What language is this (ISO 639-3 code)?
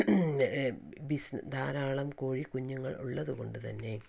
mal